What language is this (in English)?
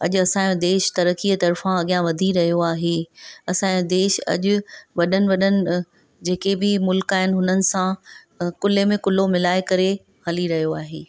Sindhi